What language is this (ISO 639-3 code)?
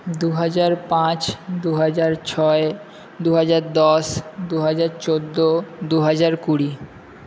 ben